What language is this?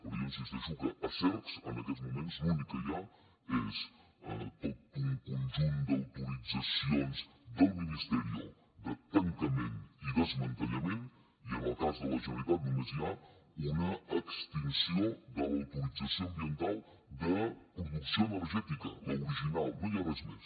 Catalan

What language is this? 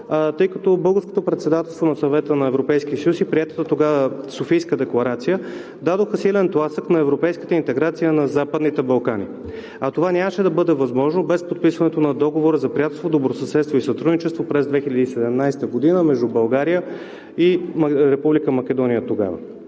Bulgarian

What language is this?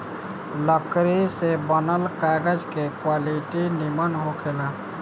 Bhojpuri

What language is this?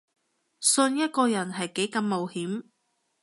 Cantonese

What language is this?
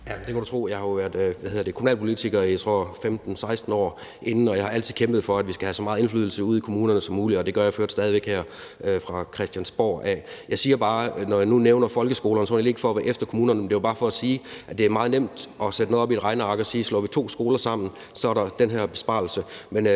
Danish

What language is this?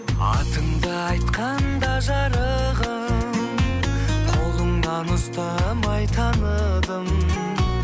Kazakh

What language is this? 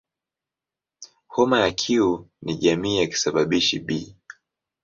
Swahili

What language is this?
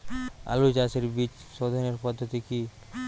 Bangla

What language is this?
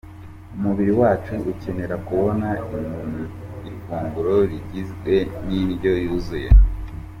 Kinyarwanda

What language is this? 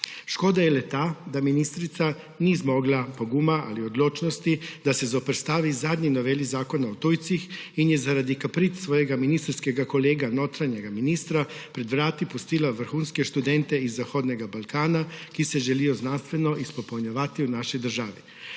Slovenian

